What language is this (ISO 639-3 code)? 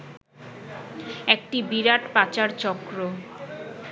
ben